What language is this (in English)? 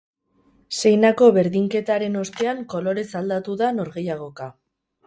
Basque